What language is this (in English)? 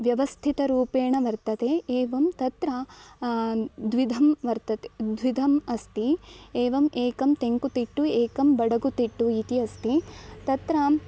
Sanskrit